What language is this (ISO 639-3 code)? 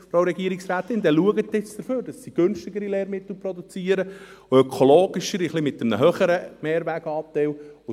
gsw